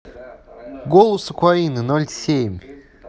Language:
Russian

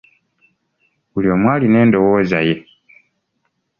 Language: Ganda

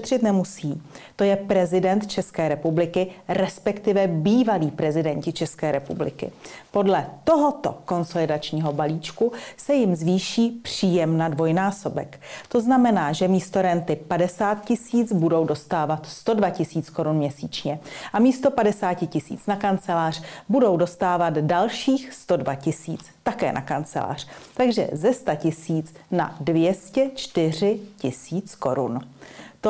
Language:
Czech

